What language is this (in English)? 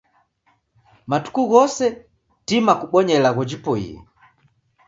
Taita